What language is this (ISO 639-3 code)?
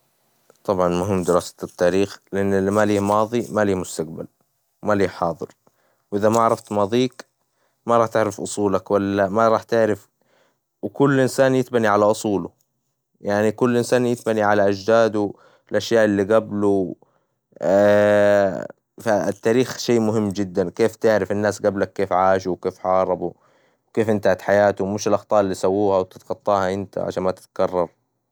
acw